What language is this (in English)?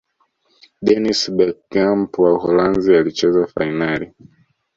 Swahili